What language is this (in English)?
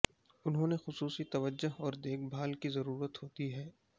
Urdu